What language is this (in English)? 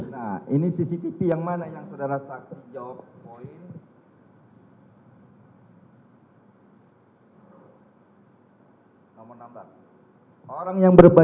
Indonesian